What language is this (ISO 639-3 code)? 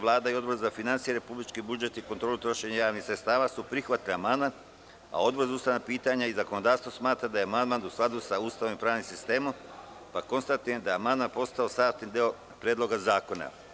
srp